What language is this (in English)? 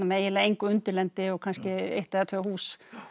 Icelandic